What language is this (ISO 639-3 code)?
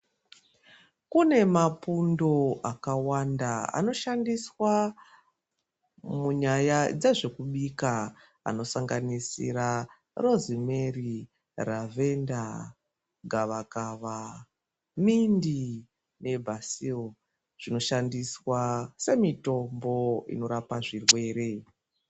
ndc